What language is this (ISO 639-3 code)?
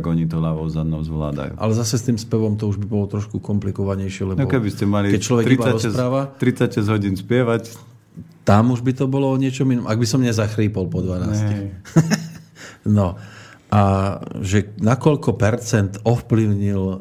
slk